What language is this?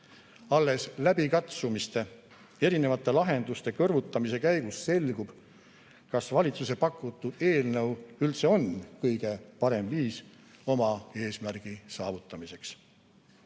Estonian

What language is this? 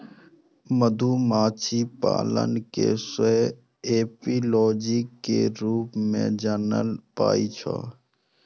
Maithili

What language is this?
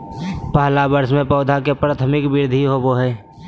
Magahi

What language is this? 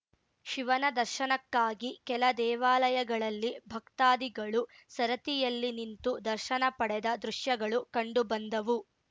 Kannada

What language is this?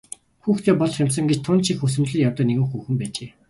Mongolian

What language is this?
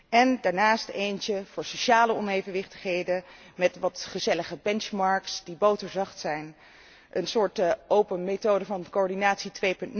Dutch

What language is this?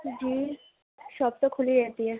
Urdu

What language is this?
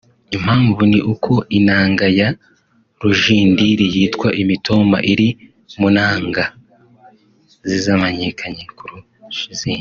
Kinyarwanda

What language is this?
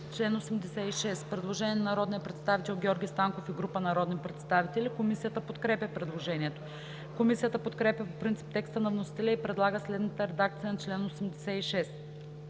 Bulgarian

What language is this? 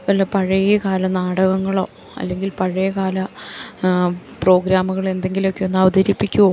Malayalam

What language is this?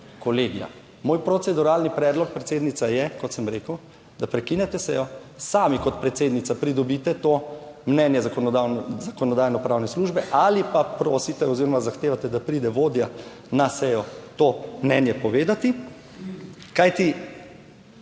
Slovenian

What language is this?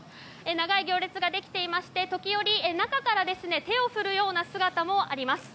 Japanese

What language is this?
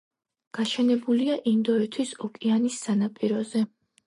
Georgian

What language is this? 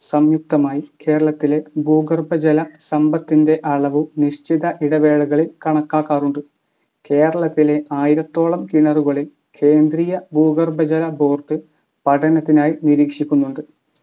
Malayalam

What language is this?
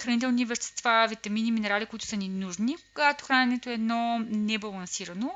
Bulgarian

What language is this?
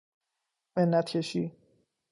Persian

